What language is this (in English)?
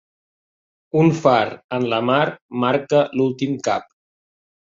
Catalan